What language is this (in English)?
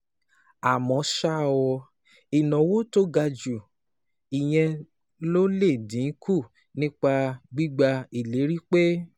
Yoruba